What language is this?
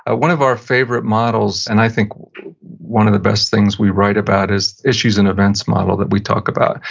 English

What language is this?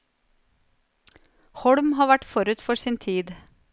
Norwegian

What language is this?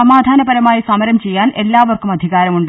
Malayalam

